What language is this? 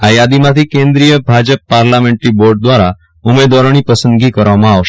Gujarati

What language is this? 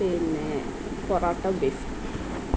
Malayalam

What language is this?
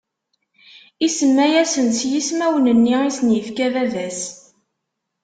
Kabyle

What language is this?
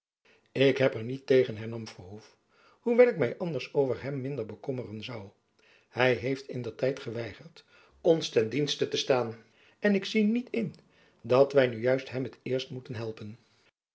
Dutch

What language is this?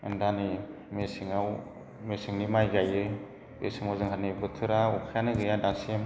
Bodo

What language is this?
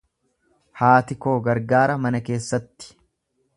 Oromo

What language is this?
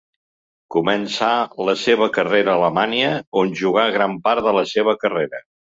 Catalan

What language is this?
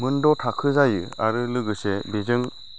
Bodo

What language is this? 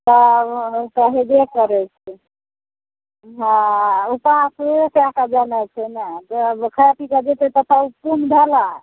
Maithili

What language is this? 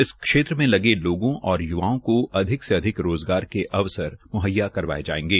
Hindi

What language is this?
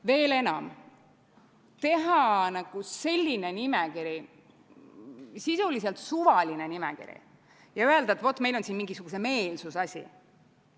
Estonian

